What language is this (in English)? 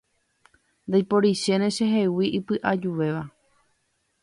Guarani